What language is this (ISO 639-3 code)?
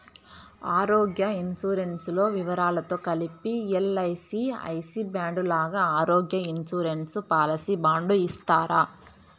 tel